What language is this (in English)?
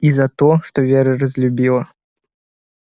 Russian